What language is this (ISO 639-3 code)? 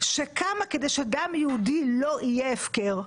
heb